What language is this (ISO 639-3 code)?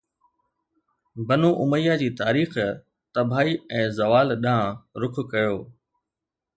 snd